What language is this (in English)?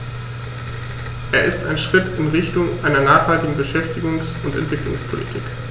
German